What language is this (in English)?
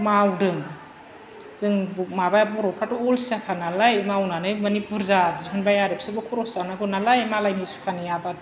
Bodo